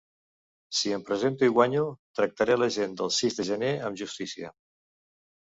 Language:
Catalan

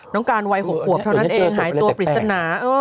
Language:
Thai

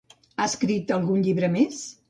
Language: Catalan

